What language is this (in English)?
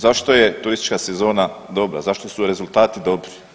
Croatian